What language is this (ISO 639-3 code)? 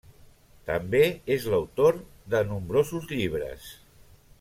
cat